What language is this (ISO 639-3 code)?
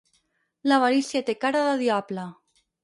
cat